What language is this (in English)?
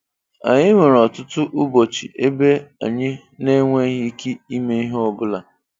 Igbo